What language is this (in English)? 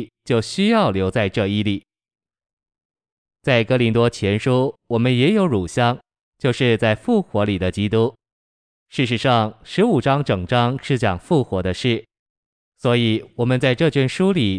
Chinese